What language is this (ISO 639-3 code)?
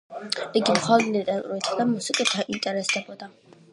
kat